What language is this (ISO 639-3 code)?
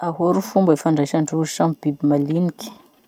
msh